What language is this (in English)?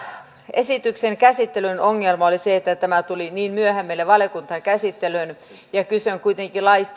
Finnish